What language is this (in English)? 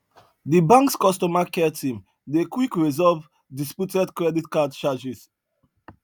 Nigerian Pidgin